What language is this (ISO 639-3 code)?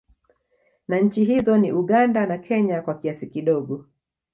swa